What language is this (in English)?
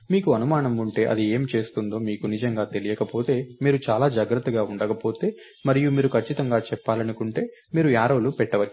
Telugu